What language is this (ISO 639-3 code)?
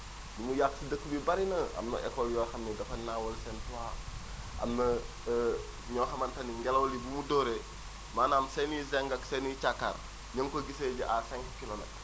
wol